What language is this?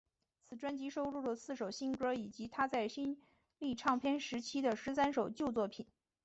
Chinese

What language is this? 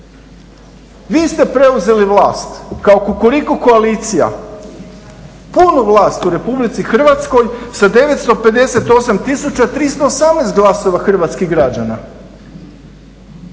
Croatian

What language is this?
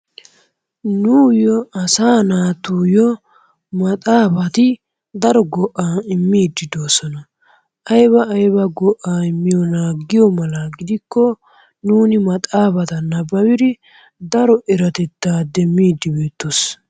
Wolaytta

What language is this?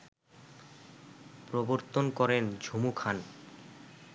Bangla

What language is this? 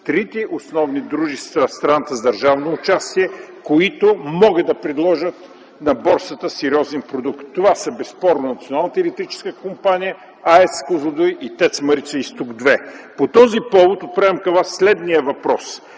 Bulgarian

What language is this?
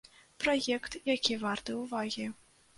Belarusian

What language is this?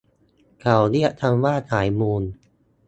Thai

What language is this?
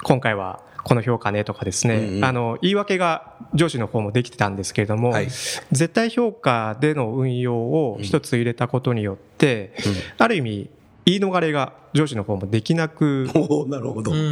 Japanese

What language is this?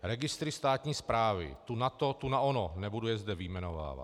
Czech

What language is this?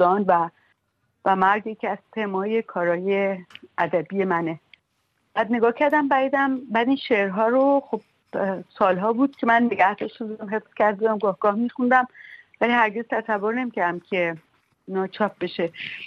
Persian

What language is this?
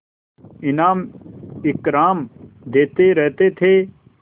Hindi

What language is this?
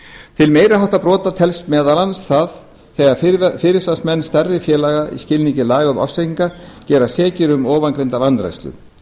Icelandic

